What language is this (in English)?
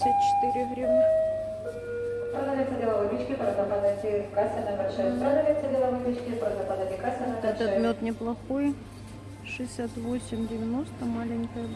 Russian